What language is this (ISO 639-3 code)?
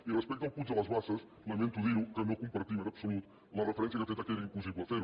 cat